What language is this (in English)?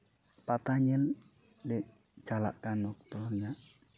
Santali